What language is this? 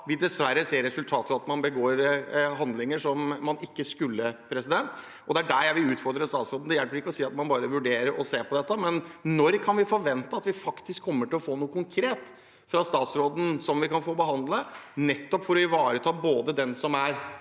Norwegian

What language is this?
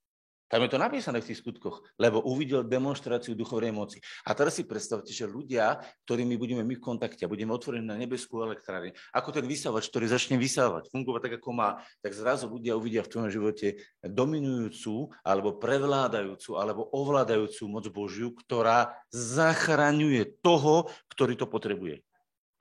Slovak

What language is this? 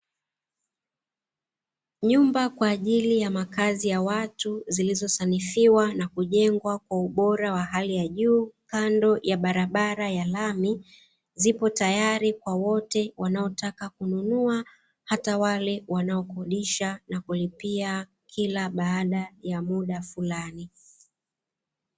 Swahili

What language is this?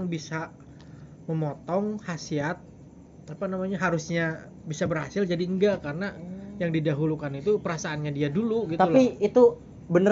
Indonesian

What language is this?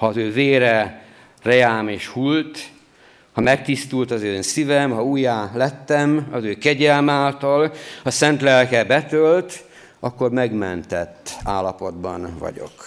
Hungarian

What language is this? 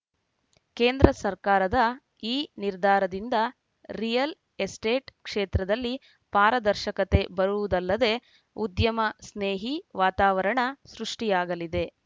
Kannada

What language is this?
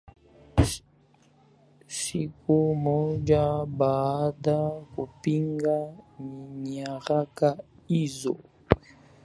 Swahili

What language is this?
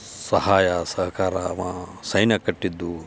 Kannada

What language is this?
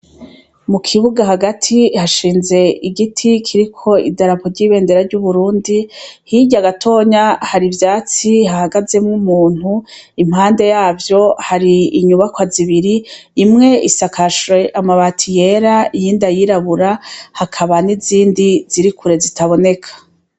Rundi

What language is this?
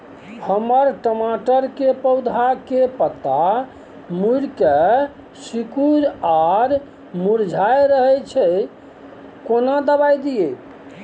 Maithili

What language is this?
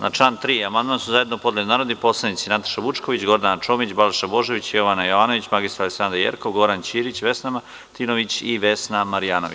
Serbian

